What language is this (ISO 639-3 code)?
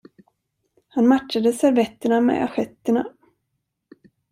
swe